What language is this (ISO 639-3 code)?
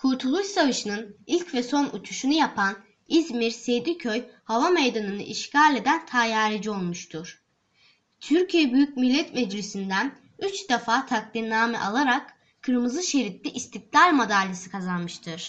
tur